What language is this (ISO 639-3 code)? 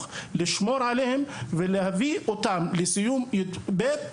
heb